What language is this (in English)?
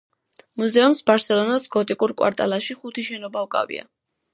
Georgian